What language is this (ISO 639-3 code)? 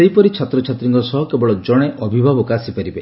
ori